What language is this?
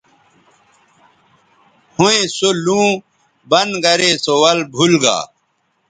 Bateri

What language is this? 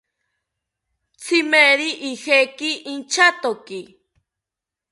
South Ucayali Ashéninka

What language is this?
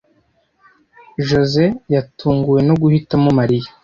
Kinyarwanda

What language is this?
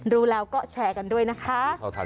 Thai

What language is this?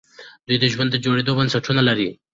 Pashto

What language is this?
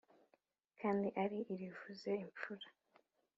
Kinyarwanda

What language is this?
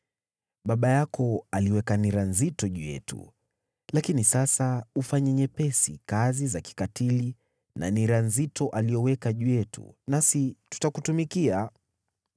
Swahili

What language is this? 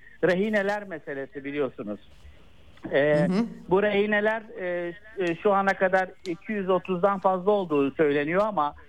Turkish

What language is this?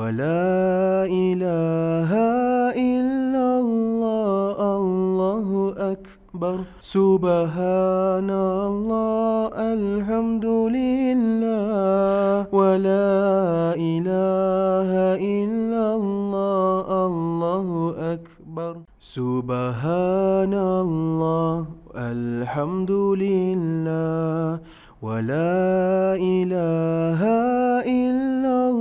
Malay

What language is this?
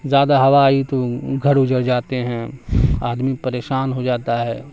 Urdu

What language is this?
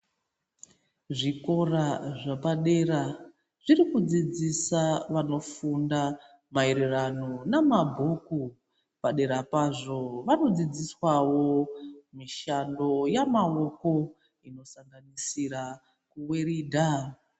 Ndau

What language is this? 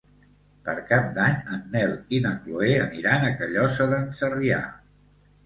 Catalan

